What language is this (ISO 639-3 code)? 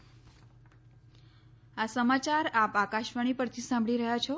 guj